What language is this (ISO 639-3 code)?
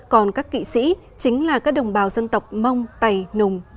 vie